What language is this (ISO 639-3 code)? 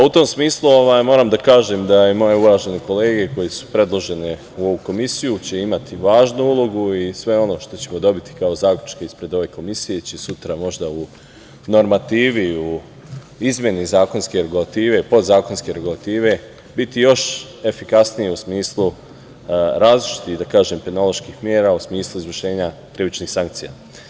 srp